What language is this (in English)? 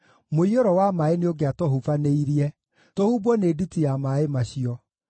Kikuyu